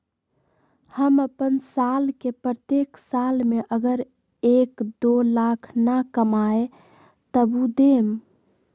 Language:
Magahi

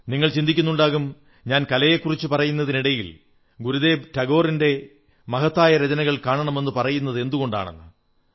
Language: Malayalam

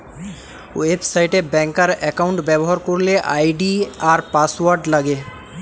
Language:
Bangla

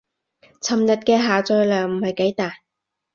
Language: Cantonese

